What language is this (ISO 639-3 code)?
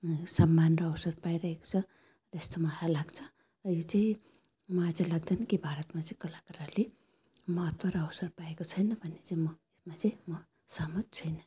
nep